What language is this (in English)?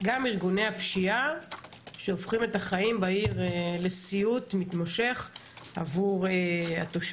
Hebrew